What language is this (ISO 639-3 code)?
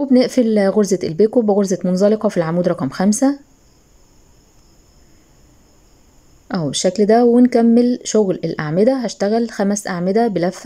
ara